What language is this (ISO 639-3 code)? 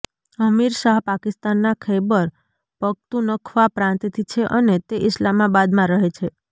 guj